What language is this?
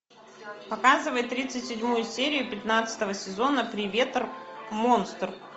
Russian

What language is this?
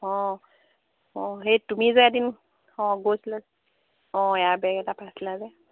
Assamese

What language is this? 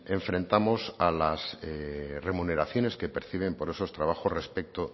Spanish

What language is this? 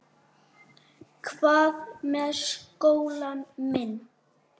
Icelandic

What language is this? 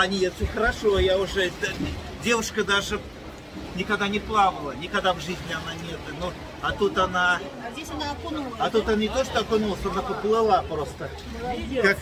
Russian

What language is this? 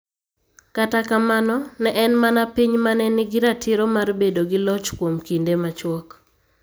Luo (Kenya and Tanzania)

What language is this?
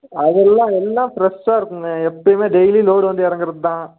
Tamil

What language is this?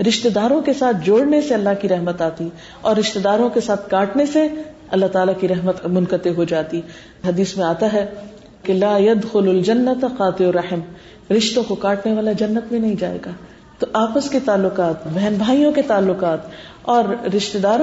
Urdu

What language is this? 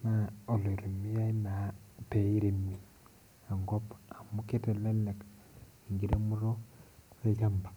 Masai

